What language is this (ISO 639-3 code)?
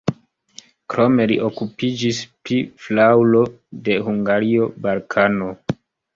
epo